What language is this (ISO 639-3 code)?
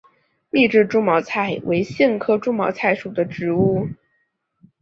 zho